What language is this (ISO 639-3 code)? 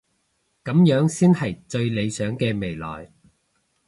yue